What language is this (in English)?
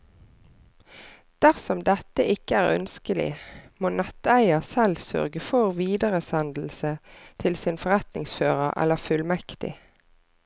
Norwegian